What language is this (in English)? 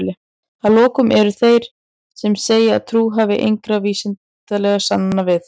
Icelandic